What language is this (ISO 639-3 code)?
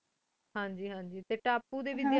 pan